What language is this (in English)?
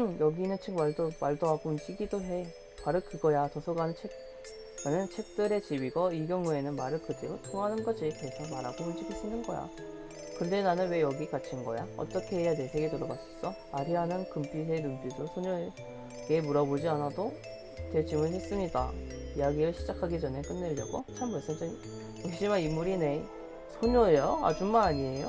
Korean